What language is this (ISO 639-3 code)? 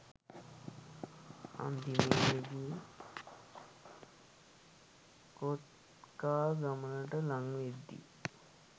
sin